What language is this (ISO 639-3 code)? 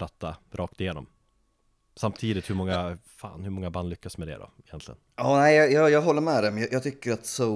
swe